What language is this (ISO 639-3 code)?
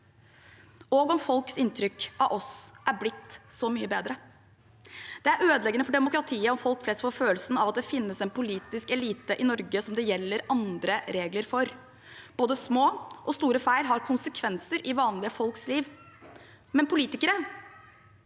nor